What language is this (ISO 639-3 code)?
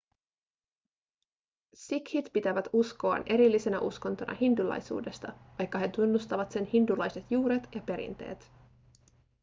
fin